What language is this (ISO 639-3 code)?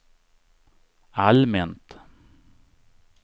swe